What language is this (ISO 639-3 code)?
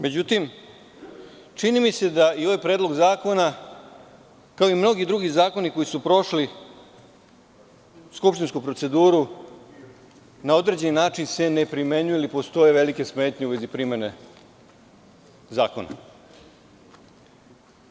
srp